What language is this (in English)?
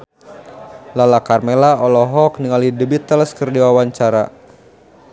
Sundanese